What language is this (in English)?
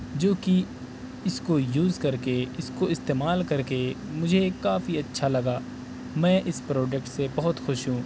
Urdu